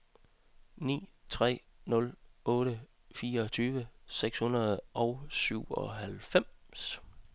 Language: Danish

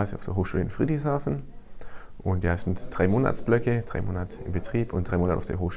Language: German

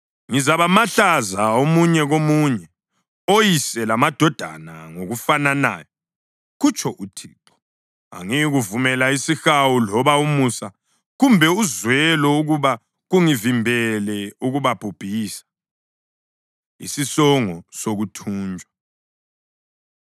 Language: North Ndebele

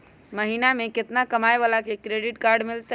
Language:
Magahi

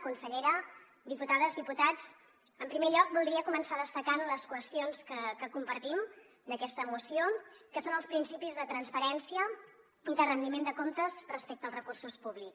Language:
Catalan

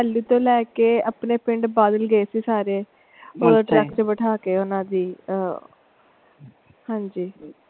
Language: Punjabi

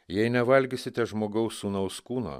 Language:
Lithuanian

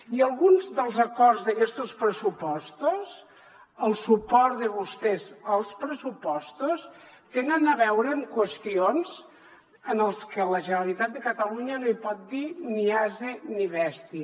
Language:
Catalan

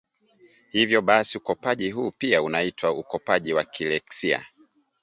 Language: Swahili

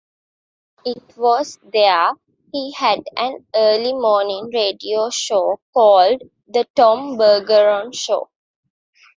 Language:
English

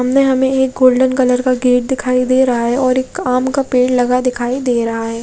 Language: Hindi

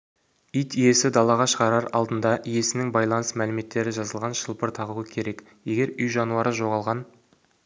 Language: Kazakh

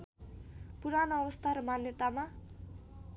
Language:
Nepali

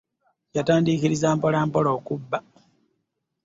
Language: Ganda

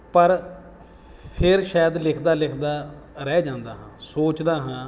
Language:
Punjabi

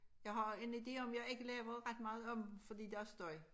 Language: Danish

